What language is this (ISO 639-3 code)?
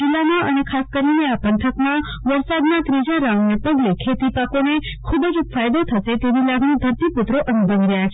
guj